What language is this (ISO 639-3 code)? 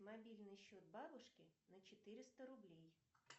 rus